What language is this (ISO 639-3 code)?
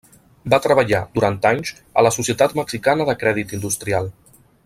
cat